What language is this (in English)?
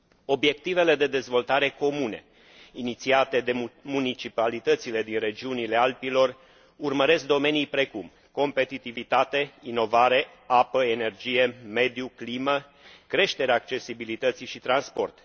Romanian